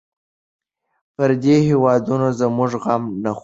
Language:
Pashto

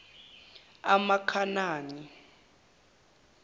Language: Zulu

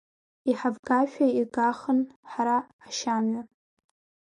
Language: Abkhazian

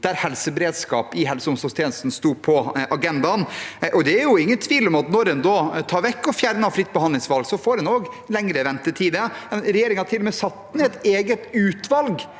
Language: Norwegian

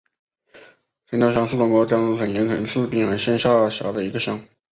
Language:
Chinese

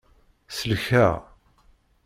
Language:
Kabyle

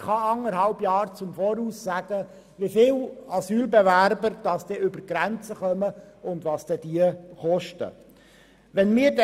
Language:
Swiss German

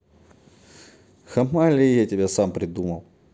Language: Russian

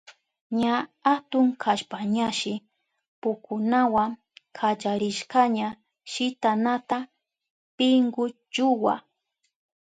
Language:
Southern Pastaza Quechua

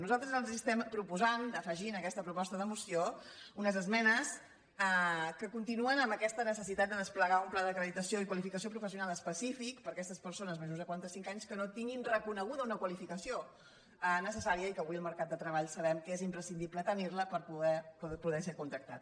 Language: Catalan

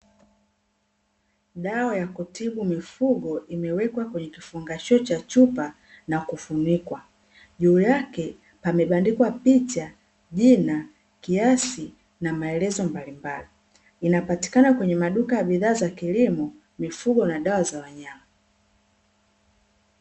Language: Swahili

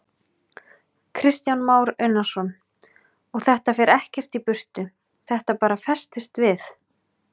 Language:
Icelandic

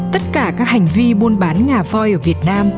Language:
Vietnamese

